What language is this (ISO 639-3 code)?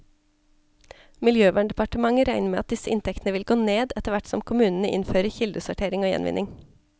nor